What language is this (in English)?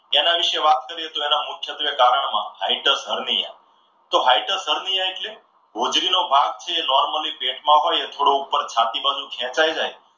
Gujarati